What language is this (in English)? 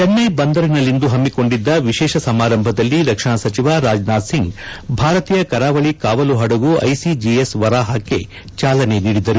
Kannada